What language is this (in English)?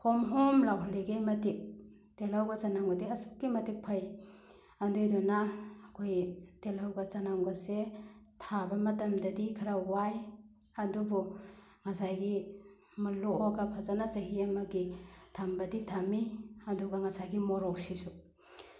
Manipuri